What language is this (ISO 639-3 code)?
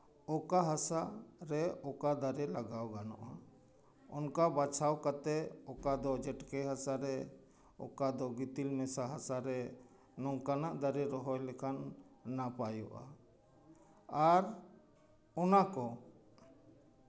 sat